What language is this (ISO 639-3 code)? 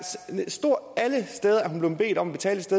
dan